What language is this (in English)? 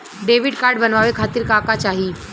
Bhojpuri